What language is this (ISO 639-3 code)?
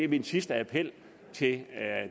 dan